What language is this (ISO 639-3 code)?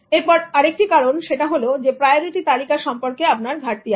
ben